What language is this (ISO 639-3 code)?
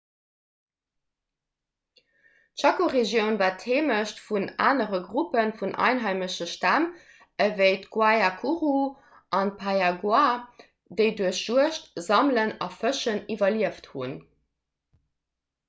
ltz